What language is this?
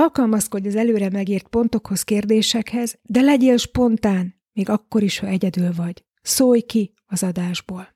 Hungarian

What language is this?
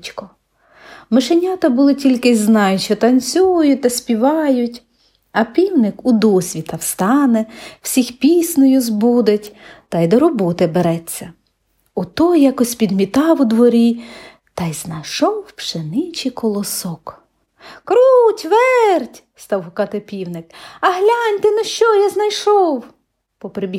Ukrainian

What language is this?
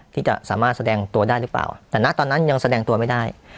Thai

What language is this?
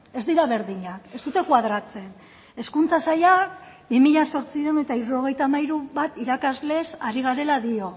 Basque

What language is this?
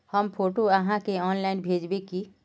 Magahi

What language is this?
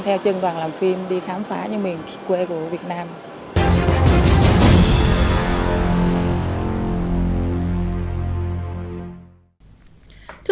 Vietnamese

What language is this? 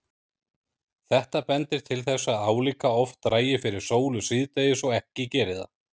Icelandic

